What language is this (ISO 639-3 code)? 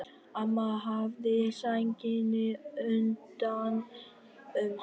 isl